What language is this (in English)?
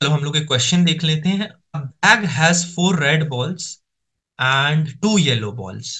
Hindi